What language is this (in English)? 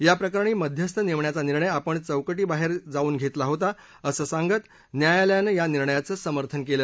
Marathi